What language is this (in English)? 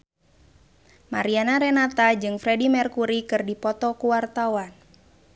Sundanese